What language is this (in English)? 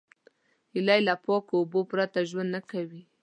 Pashto